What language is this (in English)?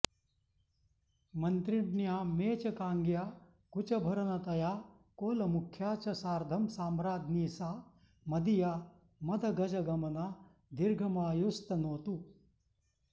Sanskrit